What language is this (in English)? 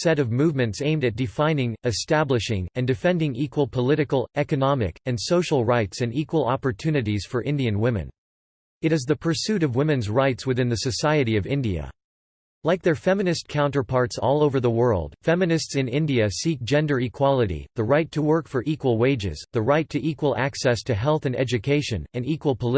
English